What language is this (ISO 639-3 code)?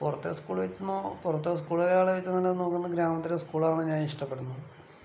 mal